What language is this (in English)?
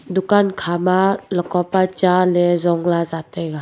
Wancho Naga